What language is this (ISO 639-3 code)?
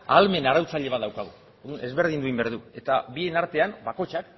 eus